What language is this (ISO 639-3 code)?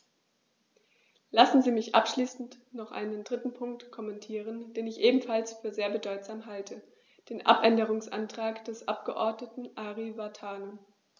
deu